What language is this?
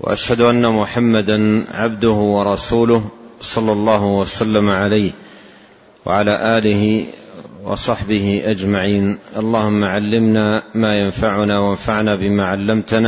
Arabic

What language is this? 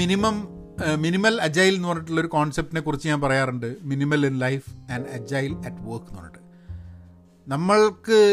Malayalam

